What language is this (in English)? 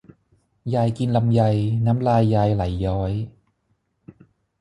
Thai